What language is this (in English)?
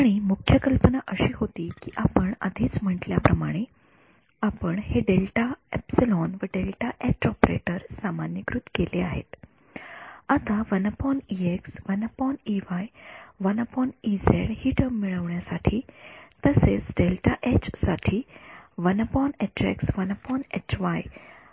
Marathi